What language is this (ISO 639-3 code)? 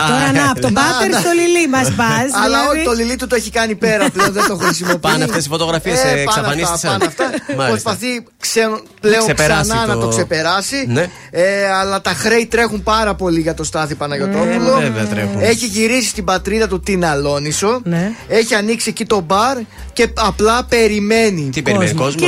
ell